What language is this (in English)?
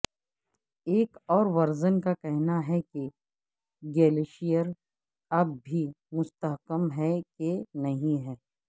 Urdu